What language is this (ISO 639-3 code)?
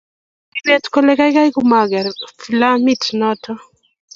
kln